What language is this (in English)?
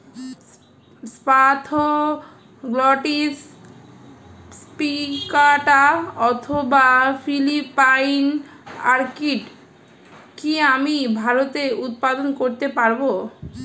Bangla